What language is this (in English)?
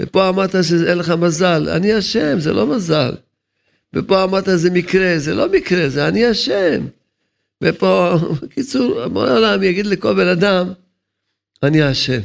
Hebrew